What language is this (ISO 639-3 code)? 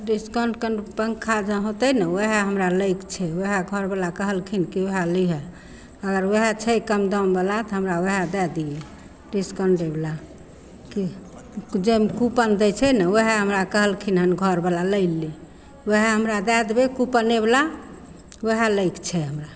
mai